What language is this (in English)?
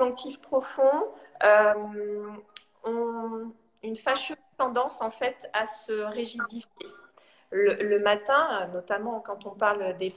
French